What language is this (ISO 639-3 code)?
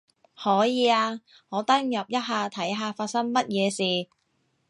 yue